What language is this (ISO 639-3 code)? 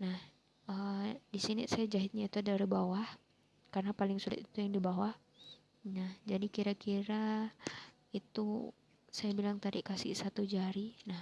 ind